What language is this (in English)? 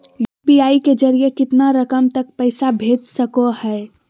Magahi